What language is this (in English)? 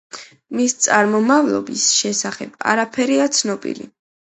Georgian